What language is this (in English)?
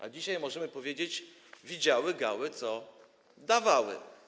Polish